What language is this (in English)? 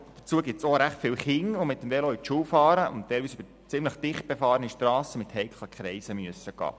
Swiss German